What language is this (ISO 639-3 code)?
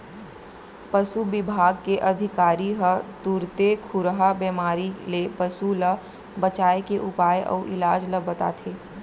hne